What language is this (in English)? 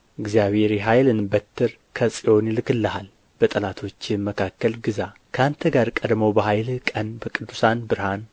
Amharic